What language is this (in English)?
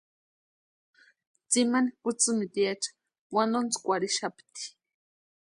Western Highland Purepecha